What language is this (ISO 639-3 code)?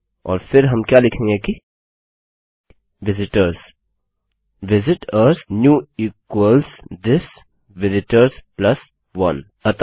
hin